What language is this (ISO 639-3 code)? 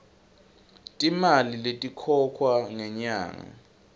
ssw